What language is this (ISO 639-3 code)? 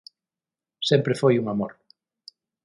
glg